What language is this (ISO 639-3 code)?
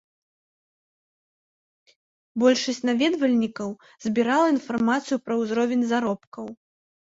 bel